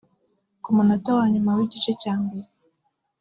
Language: Kinyarwanda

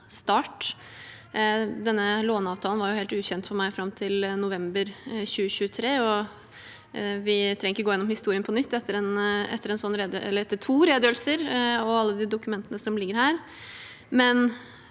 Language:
Norwegian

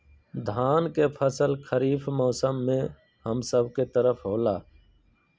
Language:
Magahi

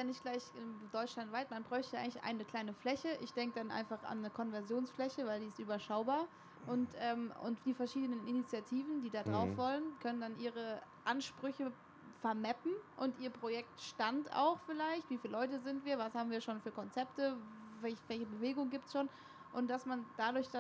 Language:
German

